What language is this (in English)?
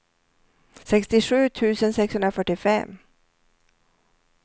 Swedish